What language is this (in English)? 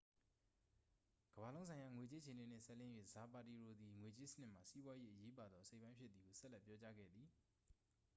Burmese